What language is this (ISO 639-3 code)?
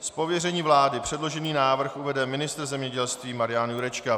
ces